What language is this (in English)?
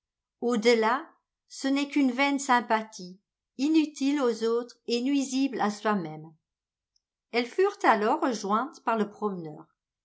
French